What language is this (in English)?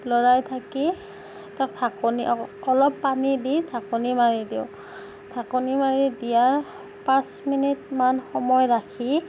Assamese